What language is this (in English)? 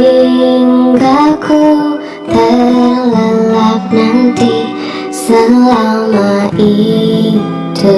Indonesian